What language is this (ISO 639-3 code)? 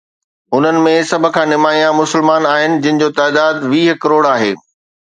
snd